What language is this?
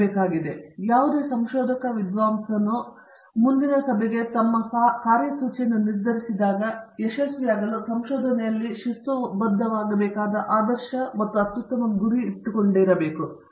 Kannada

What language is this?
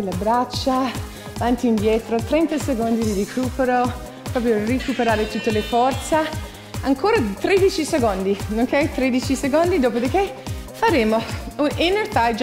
Italian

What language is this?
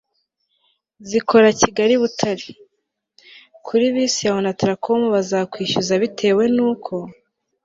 Kinyarwanda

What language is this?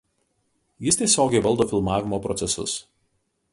Lithuanian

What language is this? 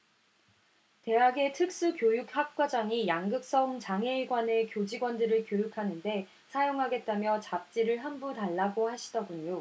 Korean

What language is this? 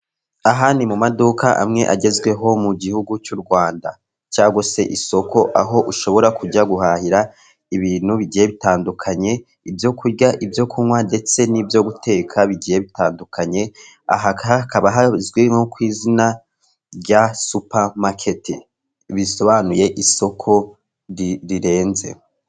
Kinyarwanda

